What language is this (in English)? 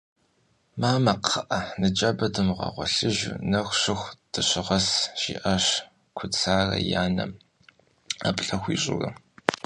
Kabardian